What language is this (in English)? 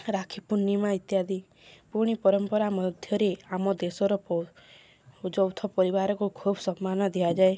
Odia